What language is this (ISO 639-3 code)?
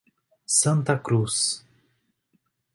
por